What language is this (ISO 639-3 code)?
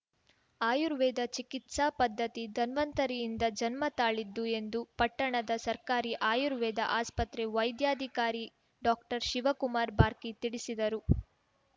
kan